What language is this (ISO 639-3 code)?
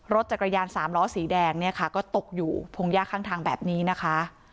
tha